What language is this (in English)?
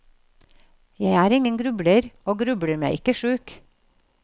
Norwegian